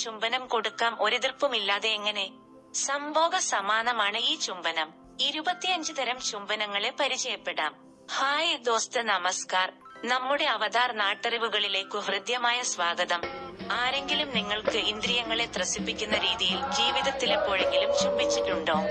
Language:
Malayalam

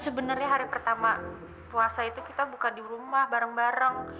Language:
Indonesian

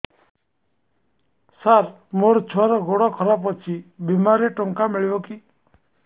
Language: Odia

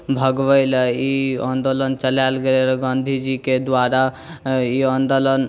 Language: Maithili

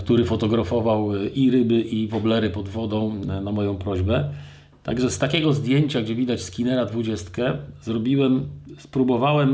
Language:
Polish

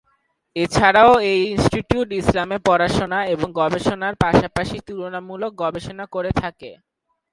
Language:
Bangla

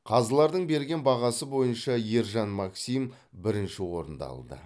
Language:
Kazakh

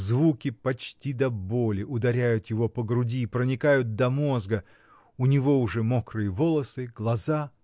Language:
Russian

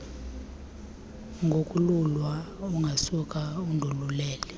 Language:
Xhosa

